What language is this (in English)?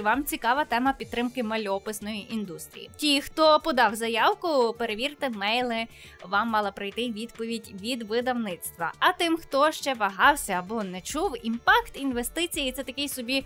Ukrainian